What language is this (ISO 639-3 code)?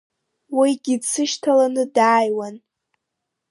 abk